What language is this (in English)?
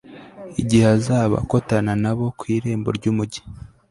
Kinyarwanda